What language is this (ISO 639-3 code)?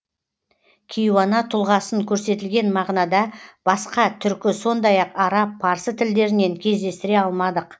kaz